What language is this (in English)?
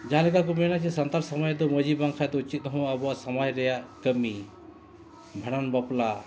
Santali